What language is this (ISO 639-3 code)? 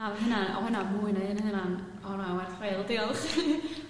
cym